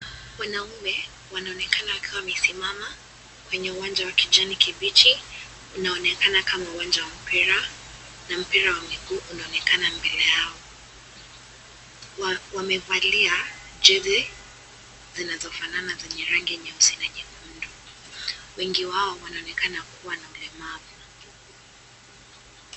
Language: Swahili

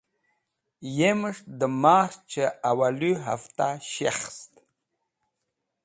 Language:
Wakhi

